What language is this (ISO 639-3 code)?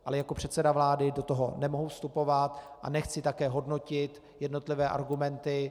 ces